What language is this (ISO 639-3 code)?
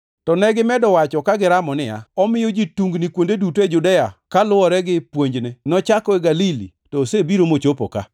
luo